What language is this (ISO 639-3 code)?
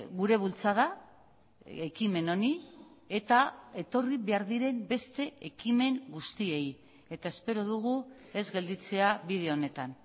eus